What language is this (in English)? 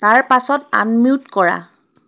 Assamese